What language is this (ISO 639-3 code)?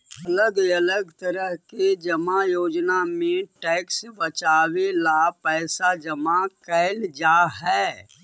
mag